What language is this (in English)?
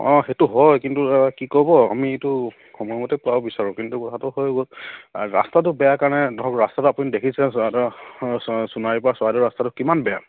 Assamese